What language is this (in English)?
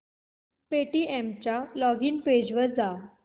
Marathi